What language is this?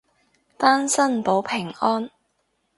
Cantonese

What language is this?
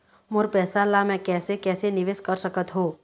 Chhattisgarhi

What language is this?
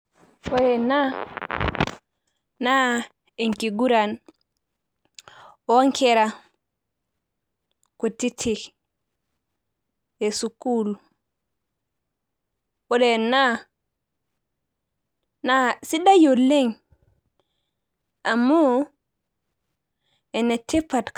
Masai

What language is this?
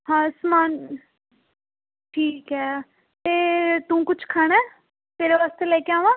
Punjabi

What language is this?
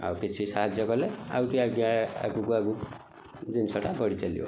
Odia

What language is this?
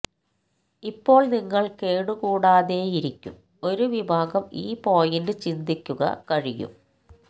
Malayalam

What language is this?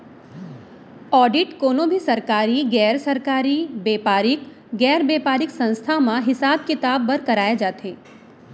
Chhattisgarhi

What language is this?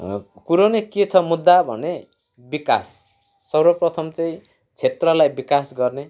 Nepali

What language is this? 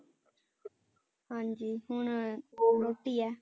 Punjabi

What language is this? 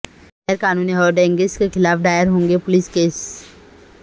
Urdu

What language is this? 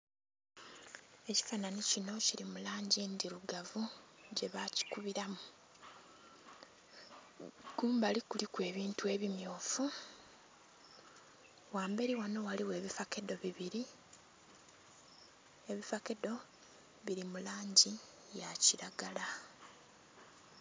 Soga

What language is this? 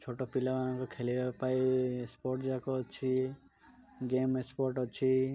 Odia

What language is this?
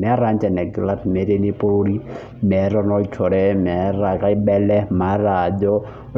Masai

